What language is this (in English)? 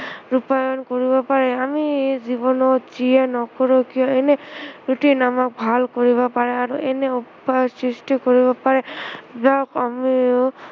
Assamese